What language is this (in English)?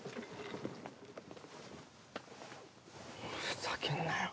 Japanese